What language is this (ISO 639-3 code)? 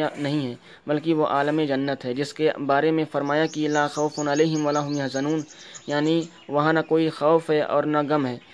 urd